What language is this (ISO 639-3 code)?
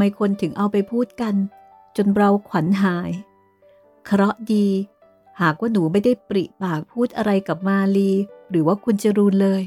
tha